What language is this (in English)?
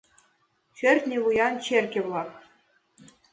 Mari